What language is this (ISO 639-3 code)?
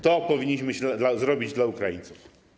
pol